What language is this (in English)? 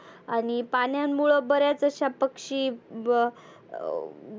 Marathi